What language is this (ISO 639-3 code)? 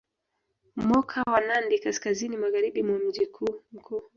swa